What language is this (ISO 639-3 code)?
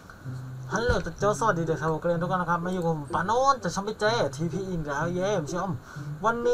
tha